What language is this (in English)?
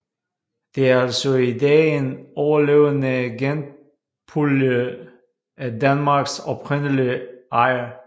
Danish